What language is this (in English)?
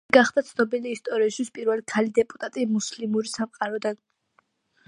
Georgian